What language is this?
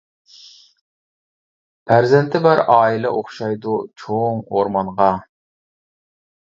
Uyghur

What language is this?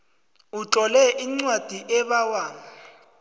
South Ndebele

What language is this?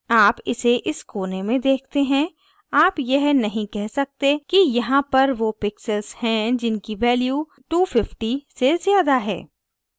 Hindi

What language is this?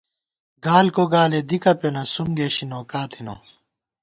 Gawar-Bati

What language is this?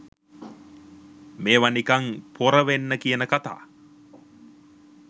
Sinhala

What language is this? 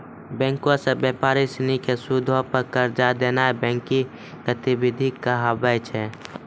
Maithili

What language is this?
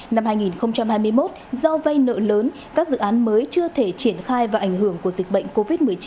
Vietnamese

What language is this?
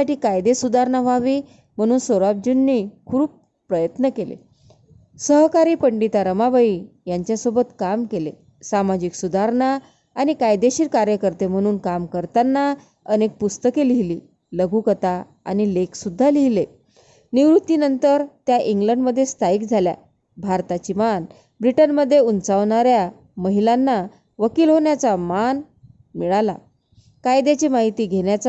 Marathi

